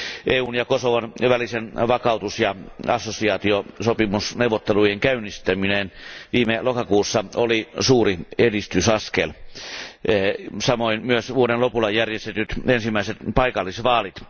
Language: Finnish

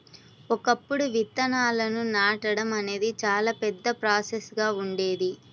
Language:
Telugu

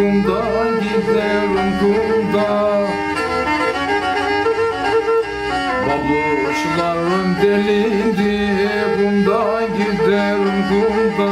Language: Turkish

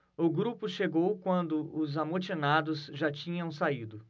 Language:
Portuguese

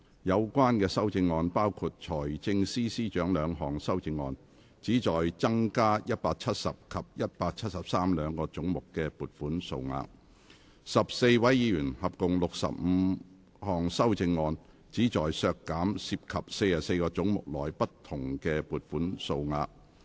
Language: Cantonese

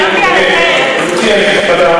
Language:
Hebrew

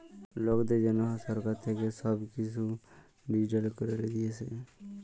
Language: Bangla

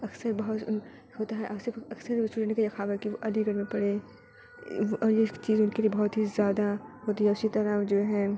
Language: Urdu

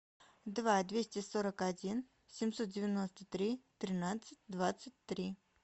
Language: Russian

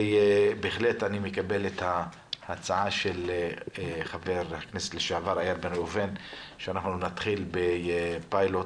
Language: Hebrew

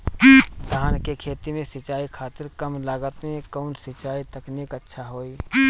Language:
Bhojpuri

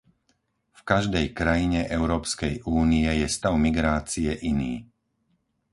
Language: Slovak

